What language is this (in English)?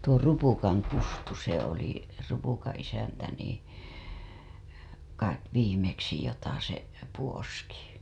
Finnish